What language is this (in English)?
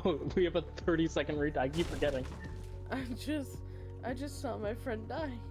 English